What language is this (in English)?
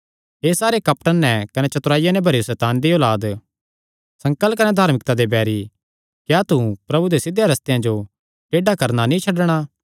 Kangri